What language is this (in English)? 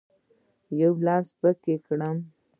Pashto